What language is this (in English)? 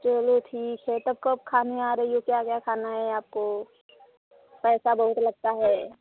Hindi